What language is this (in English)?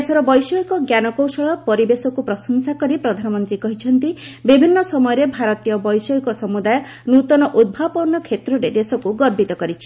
Odia